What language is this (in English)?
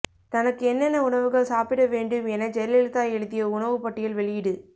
Tamil